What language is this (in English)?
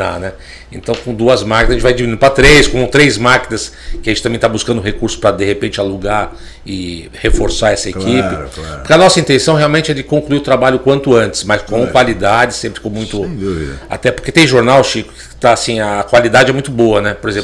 Portuguese